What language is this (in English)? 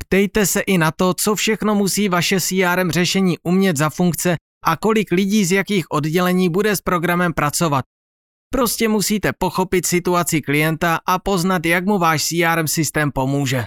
Czech